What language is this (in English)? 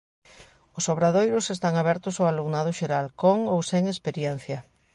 Galician